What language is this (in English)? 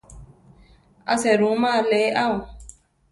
Central Tarahumara